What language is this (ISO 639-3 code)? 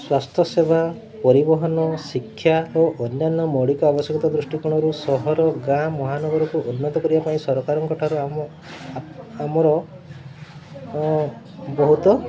ori